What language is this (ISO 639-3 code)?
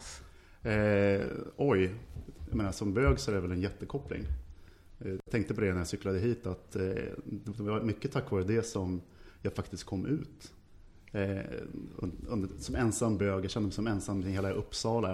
swe